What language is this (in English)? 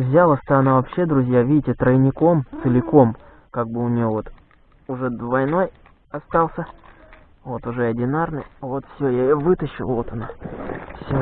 Russian